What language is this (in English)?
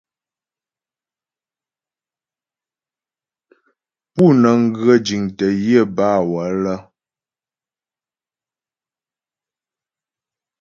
Ghomala